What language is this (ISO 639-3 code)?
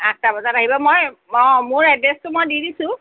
asm